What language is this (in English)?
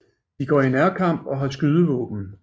Danish